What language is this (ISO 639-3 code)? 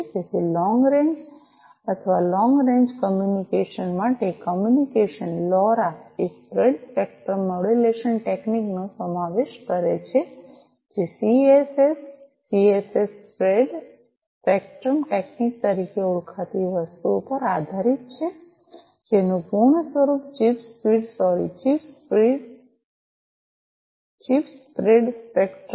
guj